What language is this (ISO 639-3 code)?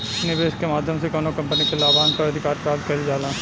bho